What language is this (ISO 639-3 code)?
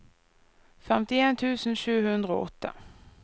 nor